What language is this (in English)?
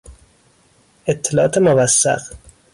Persian